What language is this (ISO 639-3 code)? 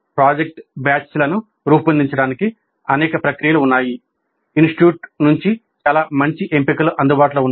tel